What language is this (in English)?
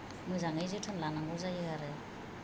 Bodo